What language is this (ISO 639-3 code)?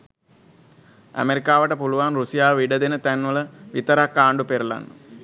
sin